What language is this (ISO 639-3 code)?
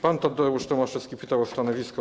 pol